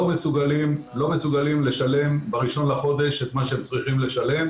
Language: Hebrew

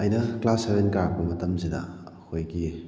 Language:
Manipuri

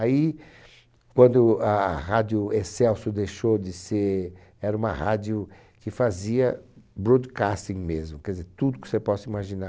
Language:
Portuguese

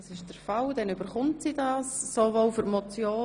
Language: Swiss German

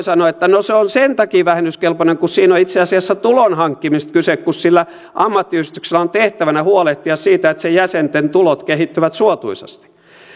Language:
Finnish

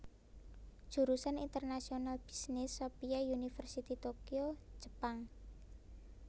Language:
Javanese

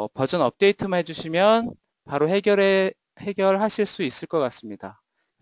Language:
Korean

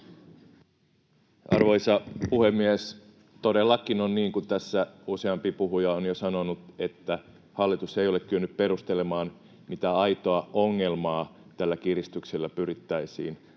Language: Finnish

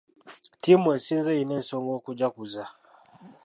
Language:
Ganda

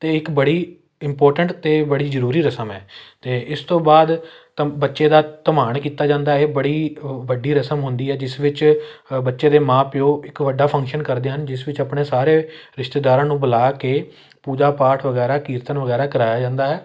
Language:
Punjabi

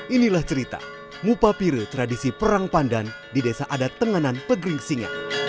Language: Indonesian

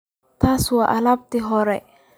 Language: Somali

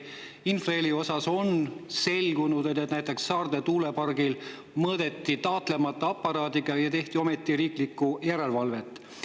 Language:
Estonian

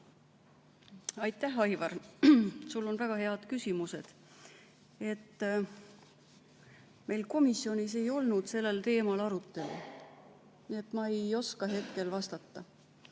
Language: Estonian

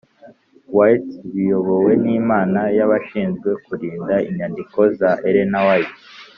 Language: Kinyarwanda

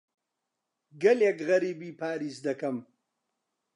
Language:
Central Kurdish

